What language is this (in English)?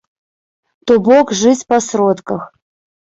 Belarusian